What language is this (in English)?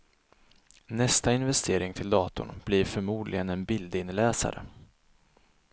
Swedish